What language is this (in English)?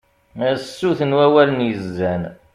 Kabyle